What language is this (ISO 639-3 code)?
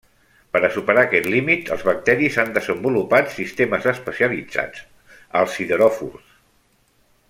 cat